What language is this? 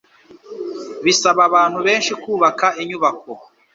Kinyarwanda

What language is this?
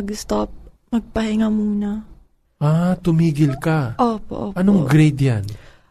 Filipino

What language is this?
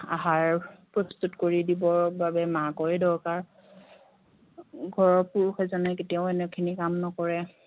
Assamese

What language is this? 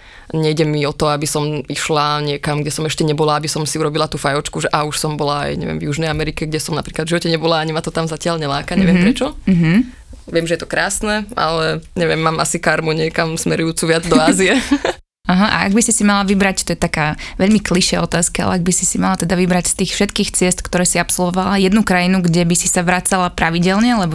Slovak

